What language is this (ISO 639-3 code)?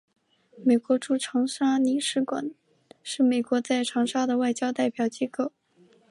zho